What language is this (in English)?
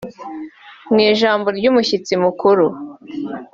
Kinyarwanda